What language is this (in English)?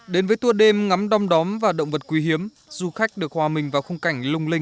Vietnamese